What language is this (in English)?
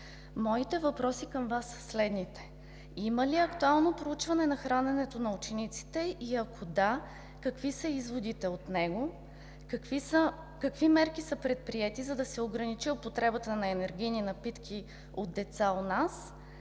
Bulgarian